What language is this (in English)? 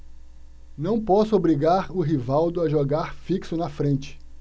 Portuguese